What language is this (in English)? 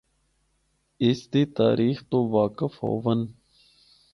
Northern Hindko